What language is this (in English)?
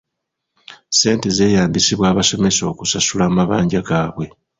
Ganda